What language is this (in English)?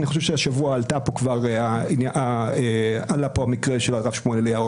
Hebrew